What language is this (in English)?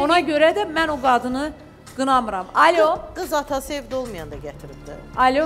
Turkish